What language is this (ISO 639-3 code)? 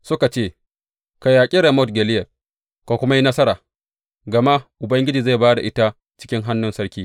hau